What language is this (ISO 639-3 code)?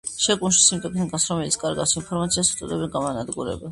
kat